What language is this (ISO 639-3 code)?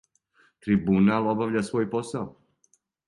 srp